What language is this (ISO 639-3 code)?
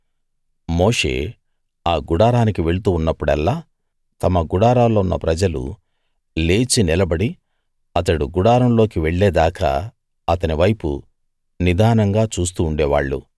tel